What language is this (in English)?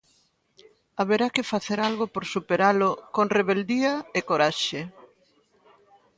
Galician